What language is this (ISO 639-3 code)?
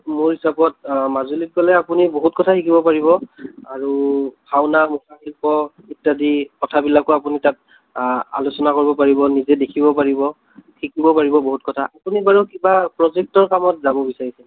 asm